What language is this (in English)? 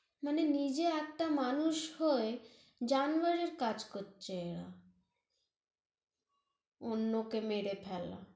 Bangla